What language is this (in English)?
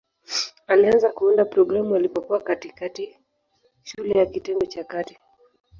Swahili